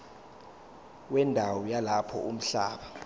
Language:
Zulu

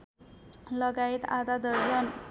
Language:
Nepali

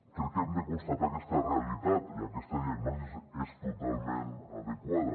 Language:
Catalan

